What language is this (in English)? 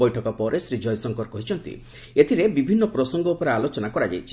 Odia